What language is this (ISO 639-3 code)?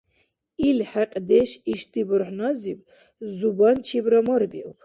dar